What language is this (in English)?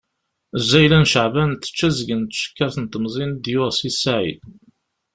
Kabyle